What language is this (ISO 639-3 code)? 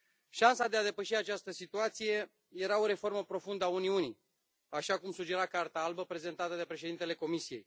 ron